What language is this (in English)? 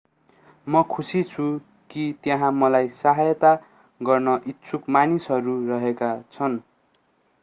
Nepali